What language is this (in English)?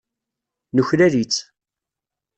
Kabyle